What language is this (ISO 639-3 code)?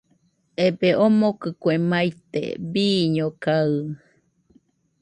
hux